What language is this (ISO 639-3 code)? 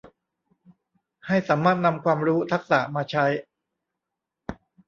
tha